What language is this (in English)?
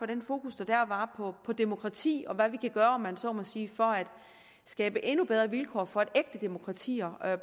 Danish